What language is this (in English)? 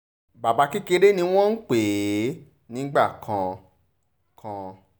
Yoruba